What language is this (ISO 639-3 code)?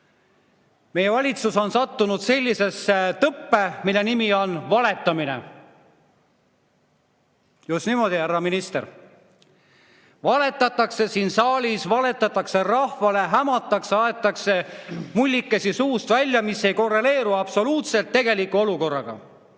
est